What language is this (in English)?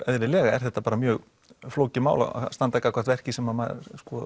Icelandic